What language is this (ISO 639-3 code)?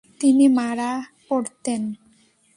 ben